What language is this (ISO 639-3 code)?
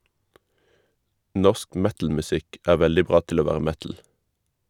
nor